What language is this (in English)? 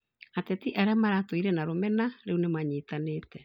Kikuyu